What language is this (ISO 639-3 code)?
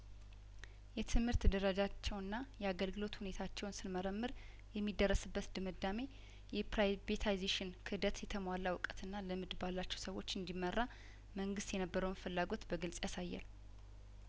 amh